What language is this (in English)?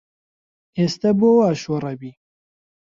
Central Kurdish